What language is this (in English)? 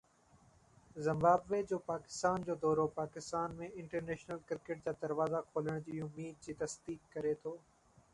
Sindhi